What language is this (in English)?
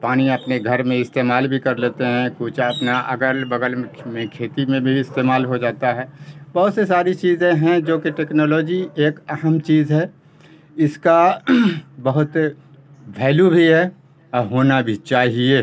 Urdu